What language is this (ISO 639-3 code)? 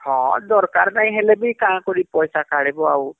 ori